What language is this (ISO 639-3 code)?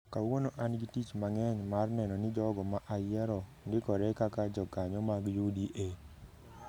luo